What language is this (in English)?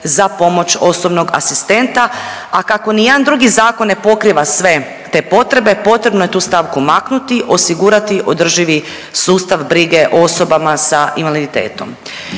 Croatian